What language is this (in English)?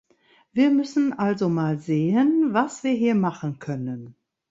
German